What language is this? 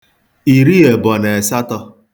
Igbo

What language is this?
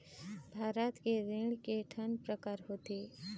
Chhattisgarhi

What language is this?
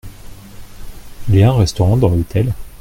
French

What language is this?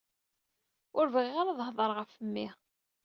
Kabyle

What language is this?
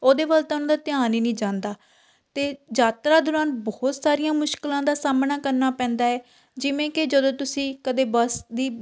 Punjabi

